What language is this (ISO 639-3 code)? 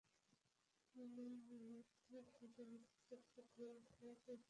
ben